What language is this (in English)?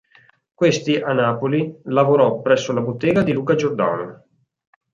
Italian